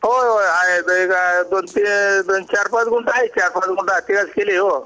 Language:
Marathi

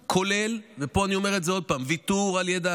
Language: Hebrew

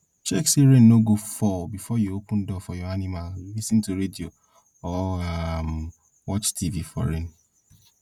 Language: Nigerian Pidgin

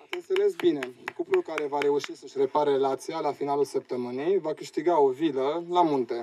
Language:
Romanian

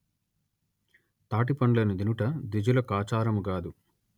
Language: Telugu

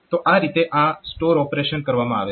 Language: Gujarati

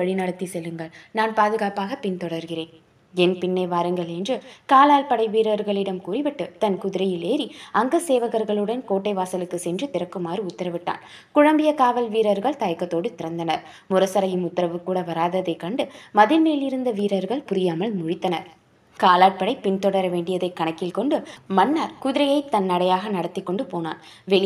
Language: Tamil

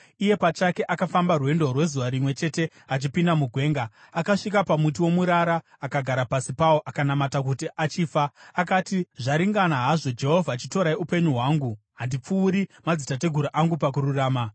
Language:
Shona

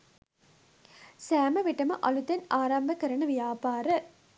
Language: Sinhala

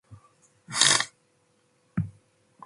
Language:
Matsés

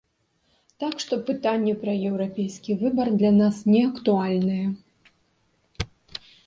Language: Belarusian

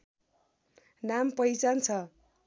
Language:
Nepali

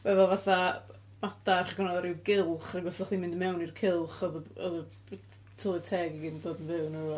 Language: Welsh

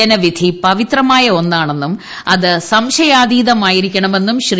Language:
Malayalam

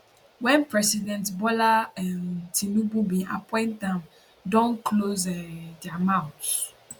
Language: Nigerian Pidgin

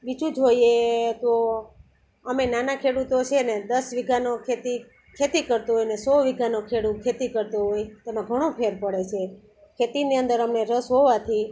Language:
Gujarati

